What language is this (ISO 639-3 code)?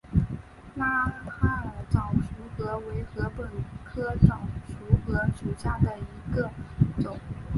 zho